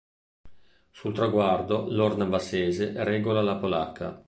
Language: Italian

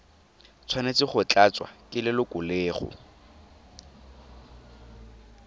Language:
Tswana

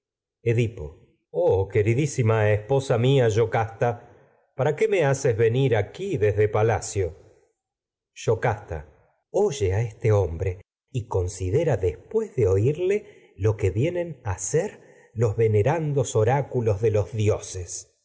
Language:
Spanish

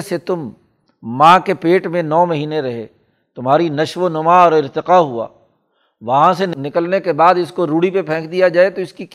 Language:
Urdu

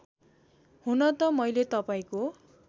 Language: Nepali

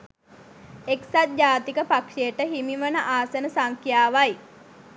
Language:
Sinhala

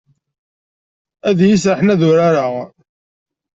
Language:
Kabyle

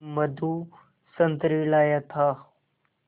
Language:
Hindi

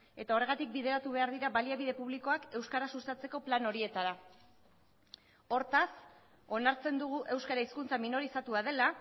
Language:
Basque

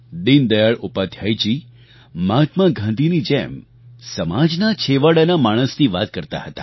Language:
Gujarati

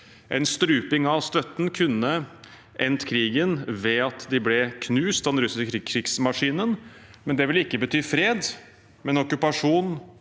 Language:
Norwegian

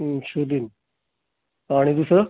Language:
Marathi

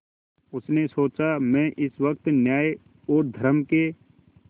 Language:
Hindi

